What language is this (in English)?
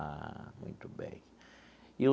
Portuguese